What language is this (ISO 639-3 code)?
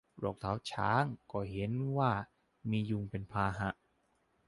tha